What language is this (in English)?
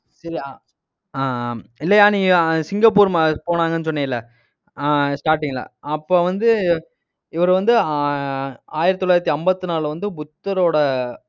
Tamil